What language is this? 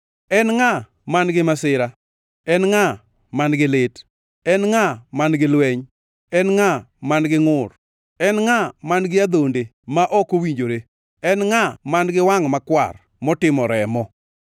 Luo (Kenya and Tanzania)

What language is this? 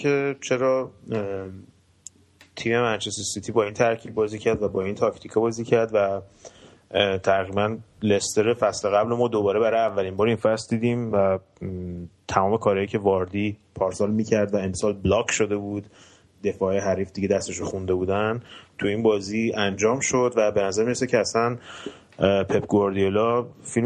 Persian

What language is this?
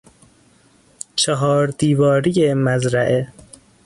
Persian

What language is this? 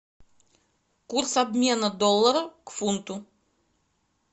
Russian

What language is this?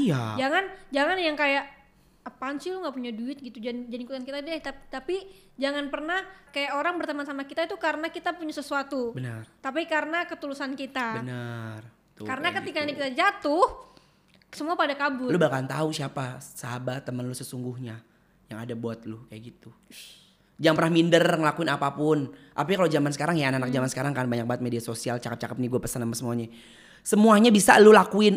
Indonesian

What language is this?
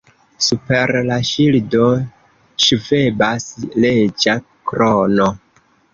Esperanto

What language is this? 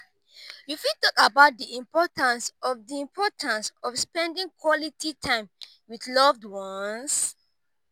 Nigerian Pidgin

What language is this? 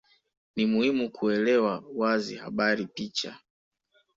Swahili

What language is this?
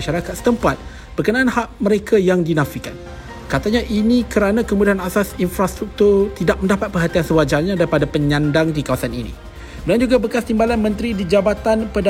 Malay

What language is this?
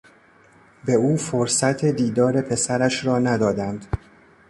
Persian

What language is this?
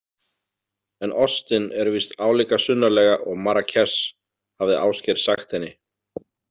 Icelandic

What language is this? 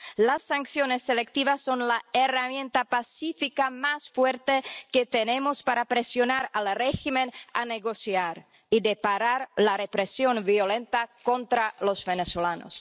Spanish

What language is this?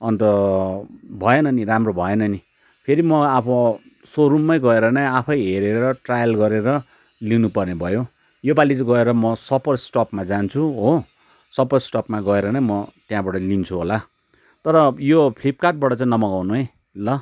Nepali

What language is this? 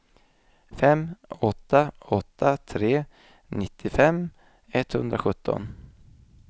Swedish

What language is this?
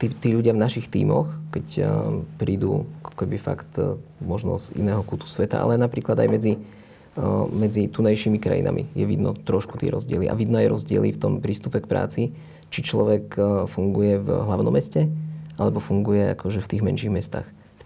Slovak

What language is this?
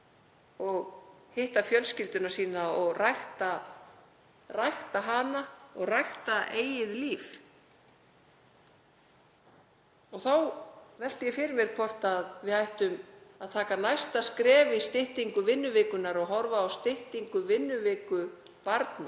Icelandic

